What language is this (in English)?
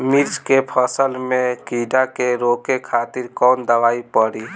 Bhojpuri